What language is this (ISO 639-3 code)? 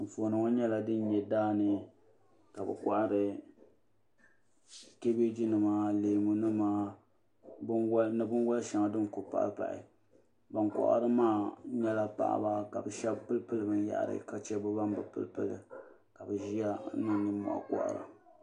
dag